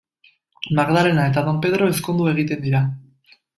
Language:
Basque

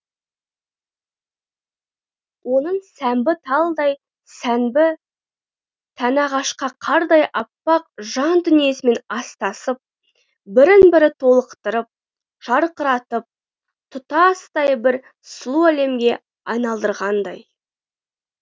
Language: Kazakh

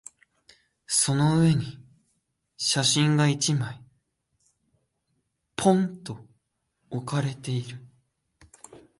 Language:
Japanese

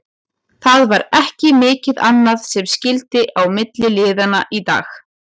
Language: Icelandic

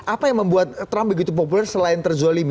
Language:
Indonesian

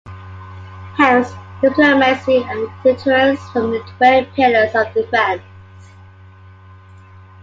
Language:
English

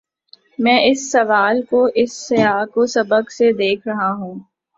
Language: Urdu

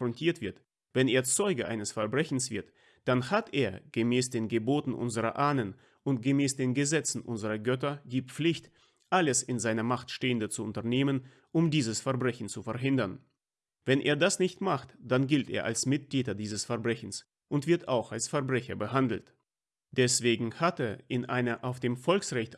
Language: German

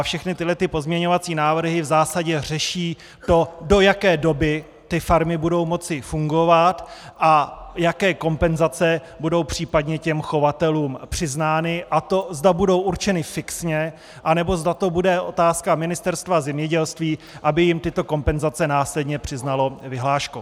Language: Czech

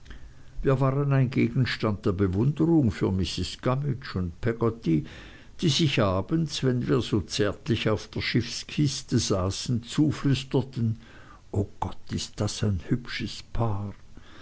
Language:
German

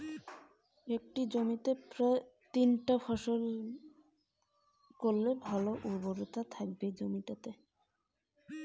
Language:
Bangla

